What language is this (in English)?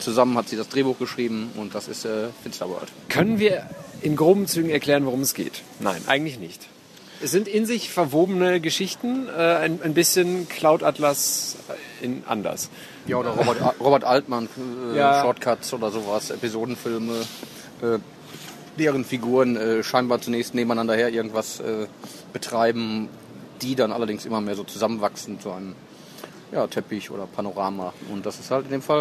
German